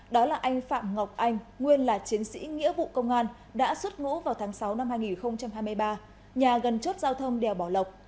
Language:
Vietnamese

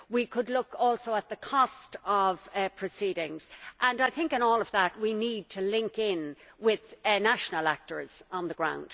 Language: English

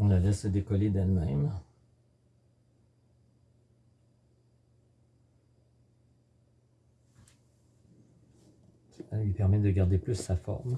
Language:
French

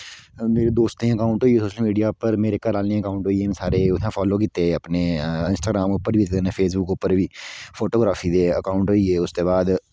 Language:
Dogri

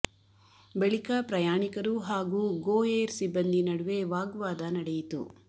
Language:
Kannada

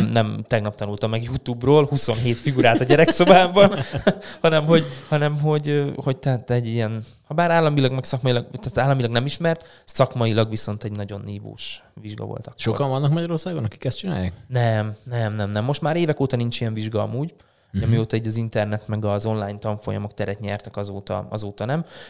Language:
Hungarian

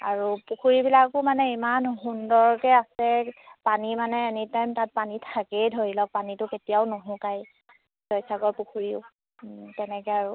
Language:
Assamese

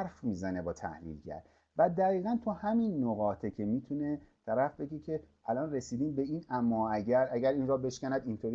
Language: Persian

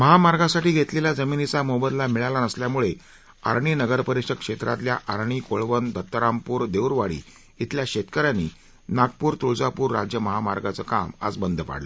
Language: Marathi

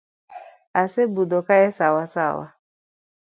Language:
Luo (Kenya and Tanzania)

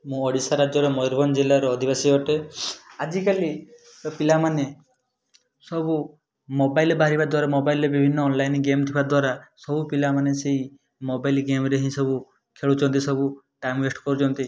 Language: Odia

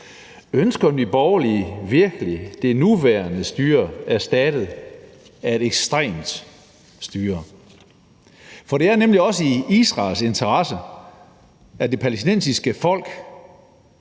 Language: Danish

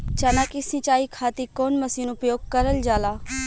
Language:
Bhojpuri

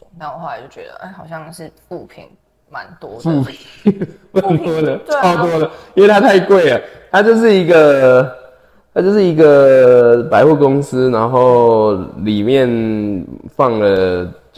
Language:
Chinese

